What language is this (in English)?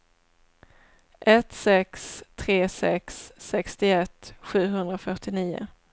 Swedish